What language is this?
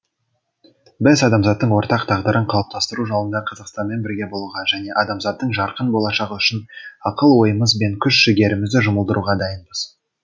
Kazakh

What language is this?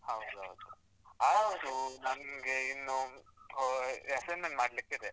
Kannada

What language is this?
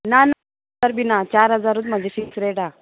Konkani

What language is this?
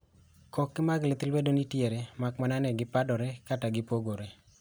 Luo (Kenya and Tanzania)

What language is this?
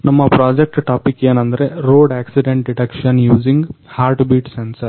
Kannada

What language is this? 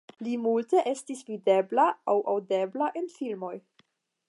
Esperanto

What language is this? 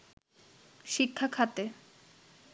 Bangla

